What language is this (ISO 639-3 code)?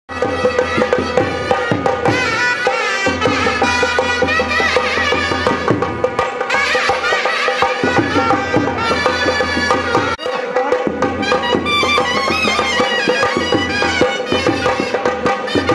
ara